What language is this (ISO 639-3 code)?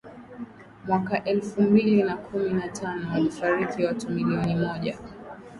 swa